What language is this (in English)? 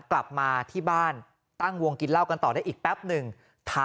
Thai